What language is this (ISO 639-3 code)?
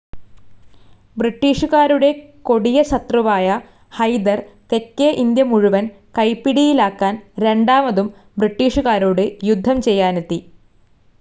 mal